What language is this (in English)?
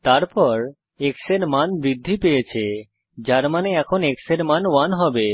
Bangla